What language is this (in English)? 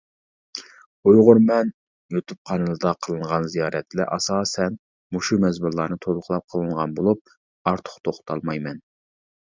Uyghur